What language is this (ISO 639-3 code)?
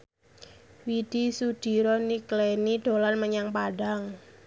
jav